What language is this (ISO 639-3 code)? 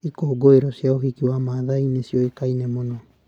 kik